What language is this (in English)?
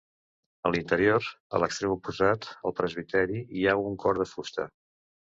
Catalan